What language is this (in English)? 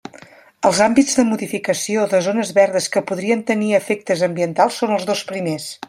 Catalan